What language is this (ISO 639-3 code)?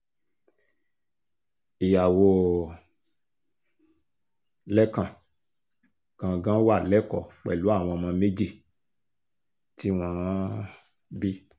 yor